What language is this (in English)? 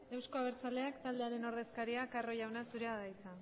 Basque